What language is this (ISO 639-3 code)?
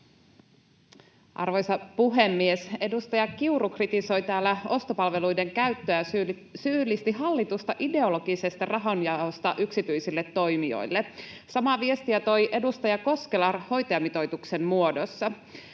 fin